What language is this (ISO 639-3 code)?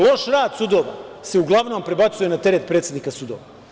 srp